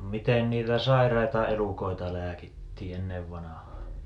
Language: Finnish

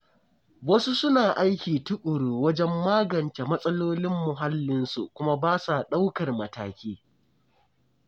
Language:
Hausa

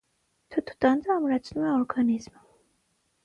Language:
Armenian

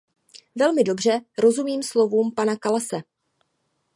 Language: Czech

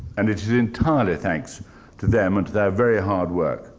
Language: English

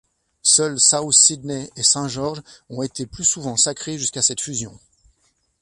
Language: French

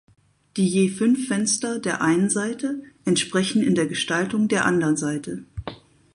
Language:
German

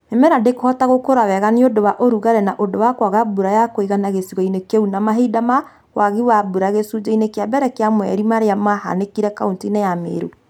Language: Kikuyu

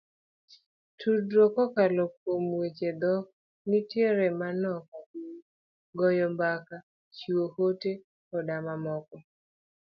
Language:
Luo (Kenya and Tanzania)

